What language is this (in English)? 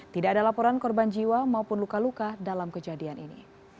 Indonesian